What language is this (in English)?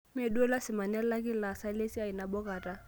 Masai